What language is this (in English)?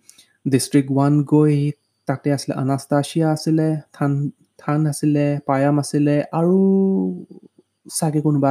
Hindi